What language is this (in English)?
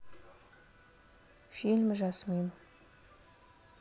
Russian